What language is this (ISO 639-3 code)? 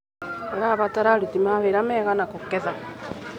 kik